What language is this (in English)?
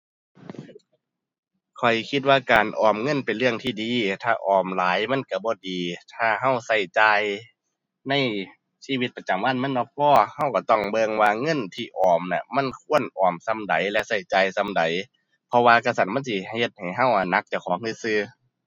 Thai